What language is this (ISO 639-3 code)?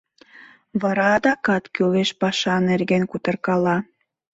chm